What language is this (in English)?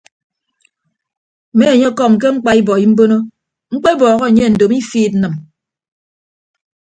Ibibio